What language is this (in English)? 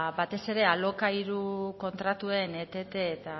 Basque